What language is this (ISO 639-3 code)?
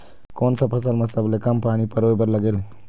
hne